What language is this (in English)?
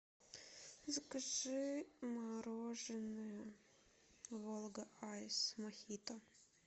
Russian